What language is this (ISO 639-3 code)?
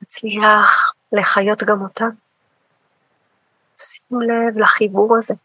heb